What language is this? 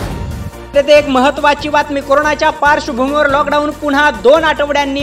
Marathi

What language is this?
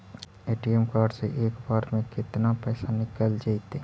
Magahi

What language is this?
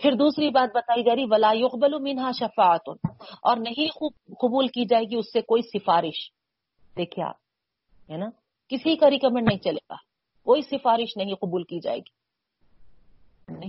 Urdu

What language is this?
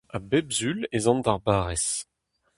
Breton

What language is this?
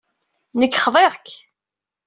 Kabyle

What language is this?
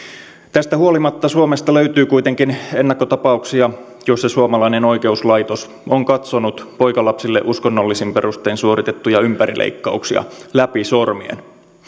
Finnish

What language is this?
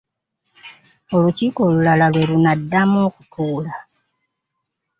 Ganda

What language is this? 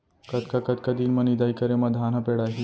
Chhattisgarhi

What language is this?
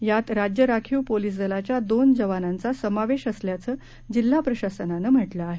Marathi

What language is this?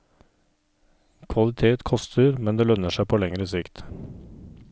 Norwegian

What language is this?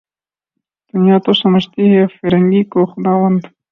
Urdu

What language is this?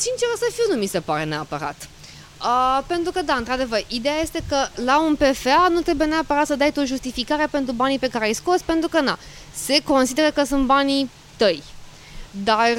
Romanian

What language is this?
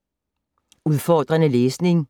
Danish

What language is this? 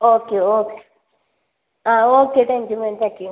Malayalam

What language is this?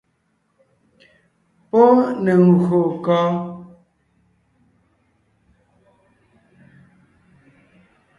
Ngiemboon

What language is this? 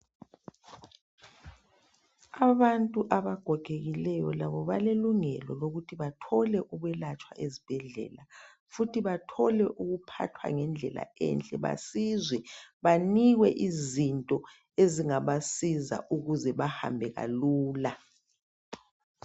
North Ndebele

